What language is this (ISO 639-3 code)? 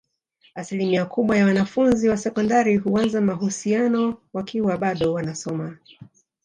swa